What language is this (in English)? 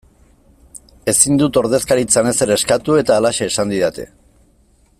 Basque